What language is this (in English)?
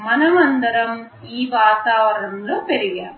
Telugu